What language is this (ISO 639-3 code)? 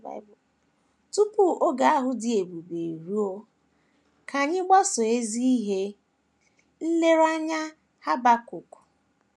ibo